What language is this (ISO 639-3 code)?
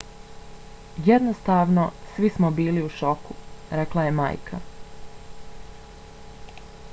bos